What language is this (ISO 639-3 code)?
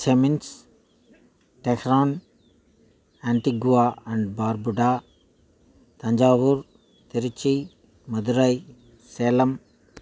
tam